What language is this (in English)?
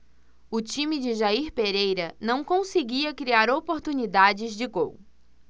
Portuguese